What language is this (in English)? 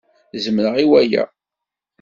Kabyle